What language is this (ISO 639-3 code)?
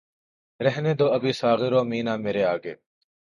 urd